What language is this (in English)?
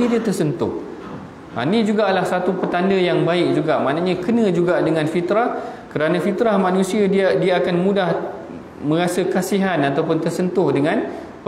Malay